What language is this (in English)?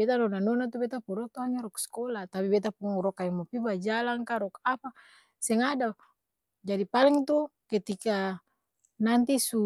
Ambonese Malay